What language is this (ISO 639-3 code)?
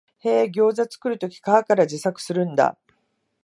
jpn